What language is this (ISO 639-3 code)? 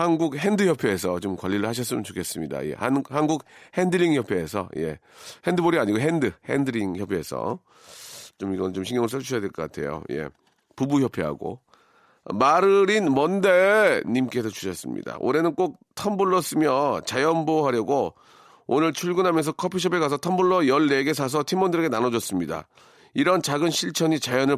kor